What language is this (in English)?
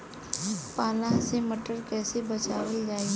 Bhojpuri